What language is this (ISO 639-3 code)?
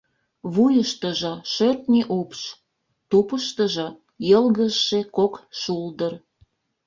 chm